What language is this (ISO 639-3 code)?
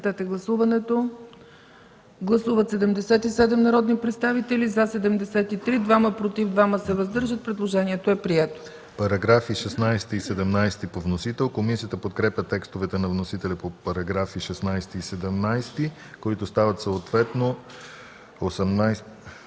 bul